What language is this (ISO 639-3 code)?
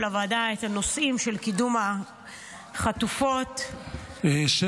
heb